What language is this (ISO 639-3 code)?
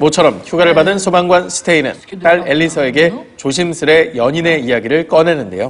kor